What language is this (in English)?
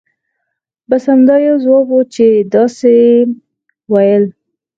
Pashto